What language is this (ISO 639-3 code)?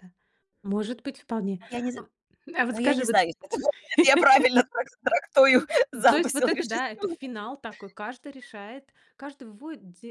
rus